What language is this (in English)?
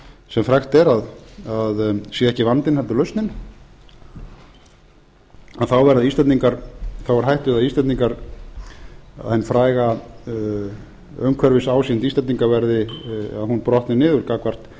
Icelandic